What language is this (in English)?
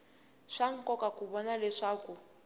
Tsonga